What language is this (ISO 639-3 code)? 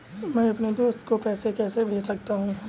hin